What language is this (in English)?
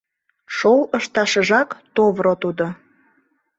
Mari